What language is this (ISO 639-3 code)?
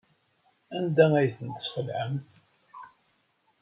kab